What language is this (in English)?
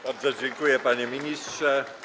Polish